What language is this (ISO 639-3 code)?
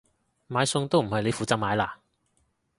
yue